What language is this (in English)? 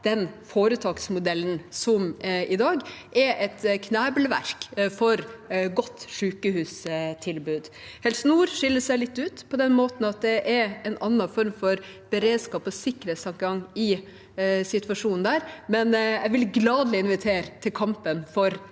Norwegian